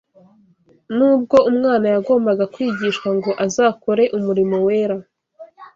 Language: Kinyarwanda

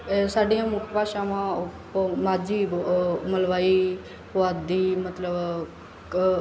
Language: Punjabi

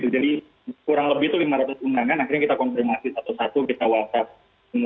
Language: Indonesian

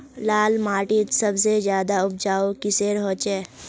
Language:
Magahi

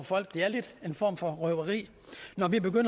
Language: Danish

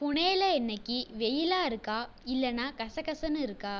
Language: Tamil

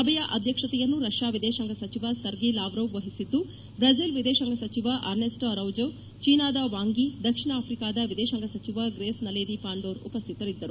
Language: Kannada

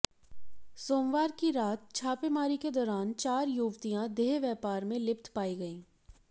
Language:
Hindi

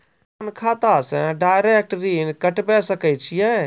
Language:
Maithili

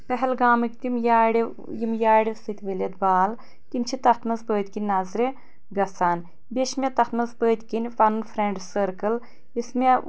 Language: Kashmiri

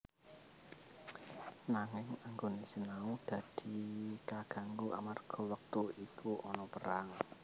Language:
Javanese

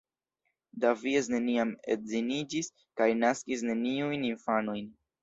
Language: Esperanto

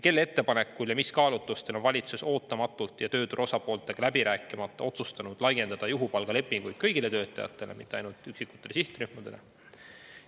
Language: Estonian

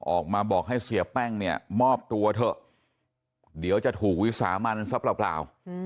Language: Thai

